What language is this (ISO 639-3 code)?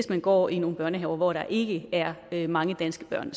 dan